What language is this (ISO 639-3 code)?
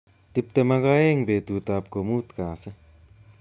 kln